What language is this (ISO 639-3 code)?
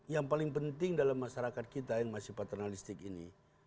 ind